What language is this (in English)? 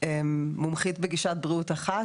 Hebrew